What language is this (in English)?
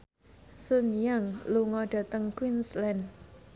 Javanese